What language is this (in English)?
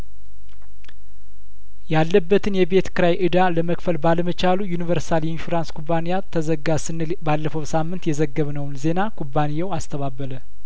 Amharic